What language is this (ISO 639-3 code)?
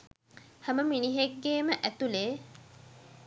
sin